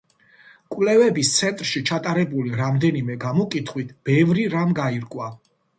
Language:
Georgian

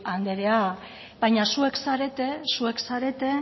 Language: Basque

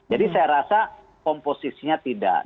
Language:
Indonesian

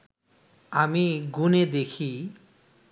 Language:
Bangla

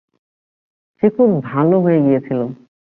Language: Bangla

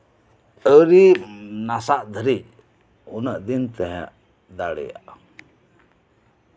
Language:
Santali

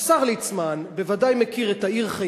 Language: Hebrew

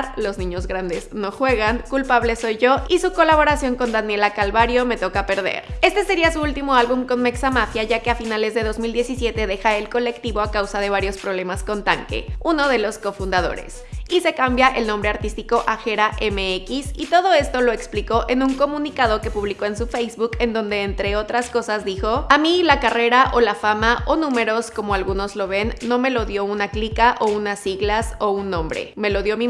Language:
Spanish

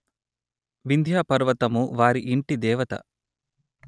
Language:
Telugu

